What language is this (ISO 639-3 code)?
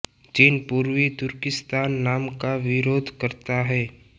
hin